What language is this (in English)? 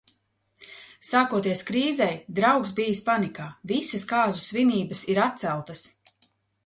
Latvian